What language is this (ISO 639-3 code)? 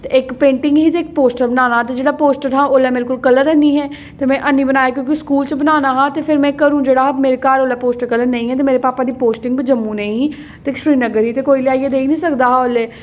doi